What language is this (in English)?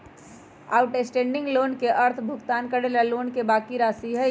Magahi